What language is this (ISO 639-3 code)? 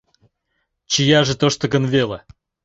chm